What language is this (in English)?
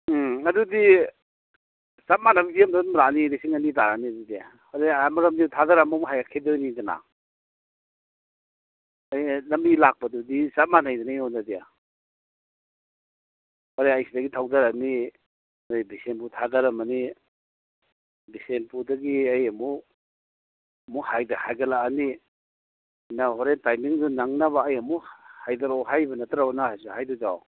Manipuri